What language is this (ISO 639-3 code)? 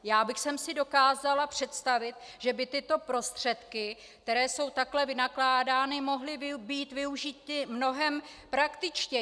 ces